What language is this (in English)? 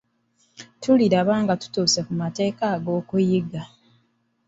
Ganda